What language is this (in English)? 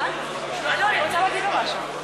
Hebrew